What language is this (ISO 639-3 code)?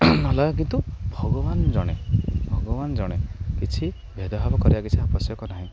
ori